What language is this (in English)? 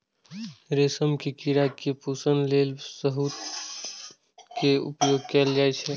Maithili